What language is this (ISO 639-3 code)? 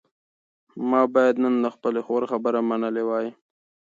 pus